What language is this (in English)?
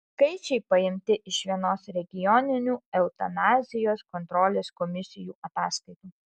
Lithuanian